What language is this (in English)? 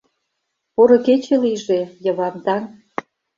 Mari